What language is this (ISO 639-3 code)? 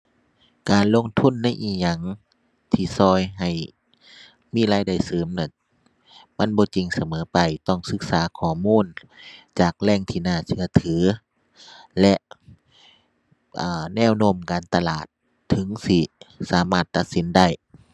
tha